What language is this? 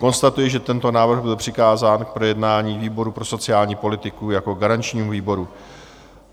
Czech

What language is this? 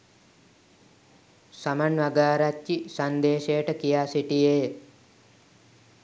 Sinhala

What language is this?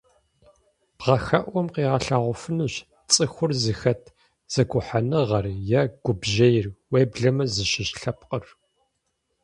Kabardian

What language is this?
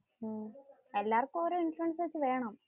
Malayalam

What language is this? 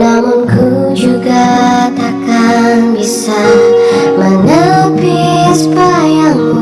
Indonesian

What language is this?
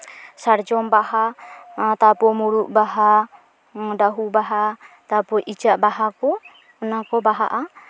Santali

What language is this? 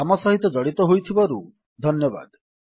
Odia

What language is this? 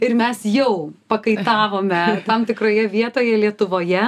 Lithuanian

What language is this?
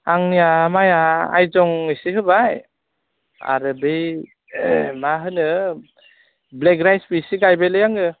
Bodo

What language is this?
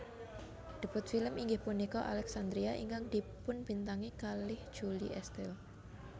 Javanese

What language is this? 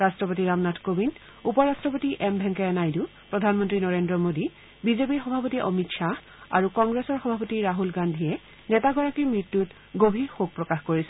Assamese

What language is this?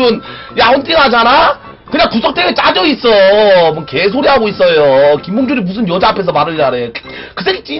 Korean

